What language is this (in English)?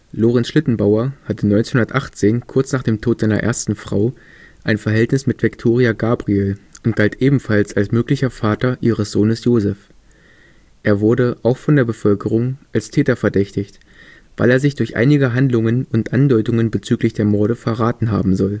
German